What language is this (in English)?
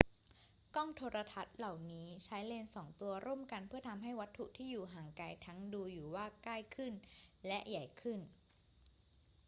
Thai